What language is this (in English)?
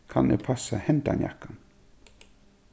Faroese